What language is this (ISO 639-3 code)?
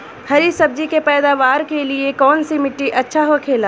bho